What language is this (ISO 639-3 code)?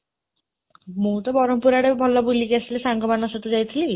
ori